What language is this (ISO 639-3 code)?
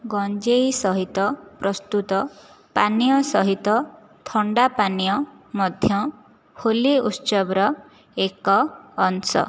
ori